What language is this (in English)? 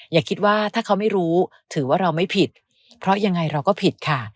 Thai